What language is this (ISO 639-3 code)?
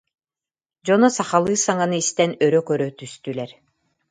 sah